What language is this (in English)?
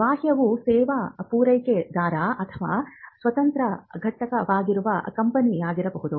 Kannada